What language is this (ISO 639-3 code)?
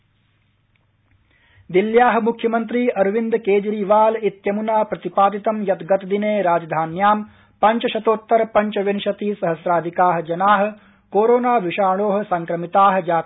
san